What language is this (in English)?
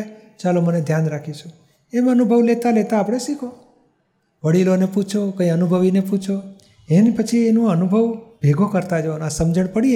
Gujarati